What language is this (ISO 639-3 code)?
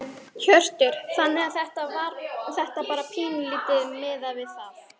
isl